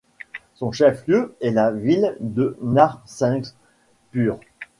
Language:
French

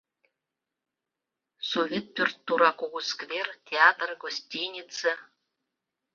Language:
Mari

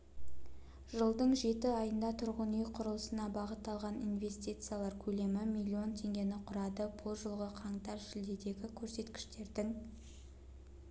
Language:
Kazakh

